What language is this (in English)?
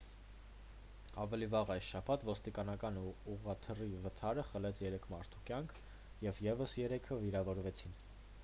Armenian